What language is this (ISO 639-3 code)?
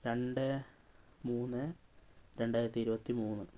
mal